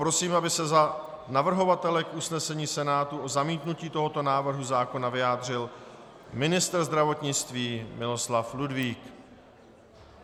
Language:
Czech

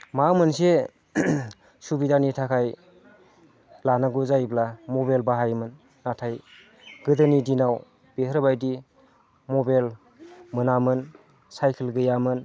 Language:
Bodo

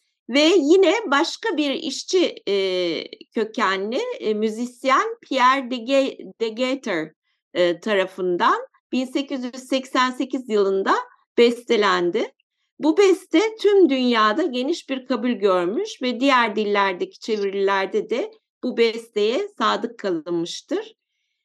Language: Turkish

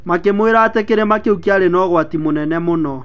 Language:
Kikuyu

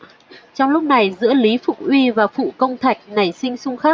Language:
Vietnamese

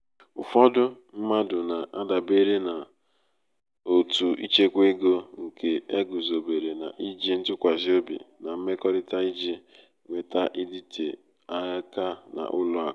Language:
Igbo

